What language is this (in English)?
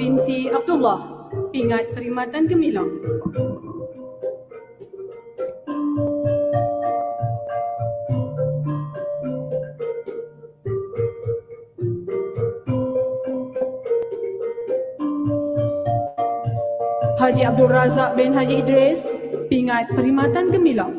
Malay